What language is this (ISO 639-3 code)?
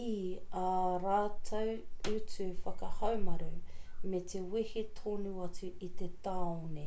mri